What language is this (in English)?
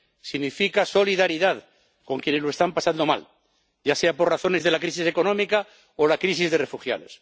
Spanish